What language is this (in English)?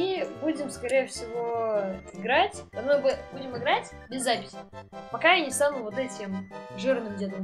Russian